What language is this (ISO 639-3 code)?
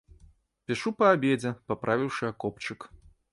bel